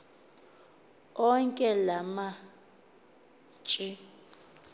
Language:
Xhosa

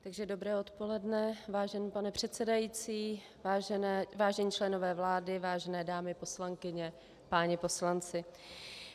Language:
Czech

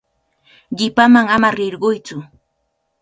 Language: Cajatambo North Lima Quechua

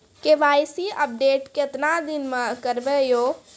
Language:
Maithili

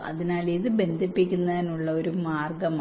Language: Malayalam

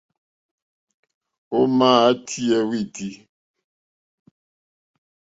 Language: Mokpwe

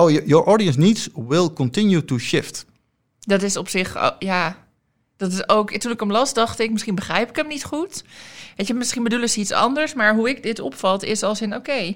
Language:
Dutch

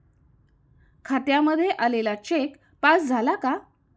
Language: Marathi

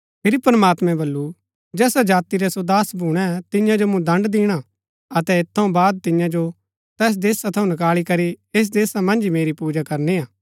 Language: Gaddi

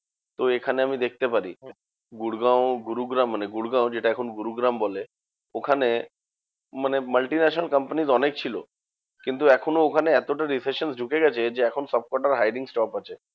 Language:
Bangla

